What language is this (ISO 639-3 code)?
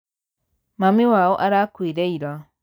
kik